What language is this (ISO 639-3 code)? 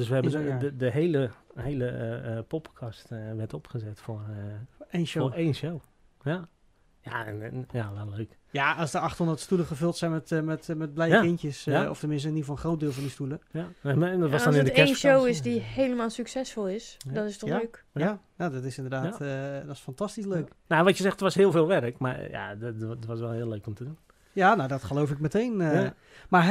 nld